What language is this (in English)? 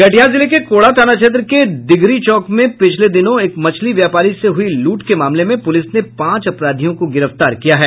Hindi